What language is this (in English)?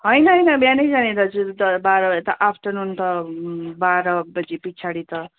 Nepali